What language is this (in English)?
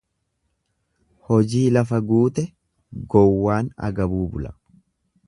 Oromo